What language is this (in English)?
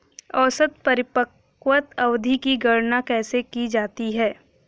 Hindi